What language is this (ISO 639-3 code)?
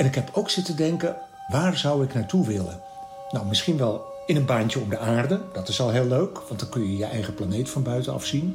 nld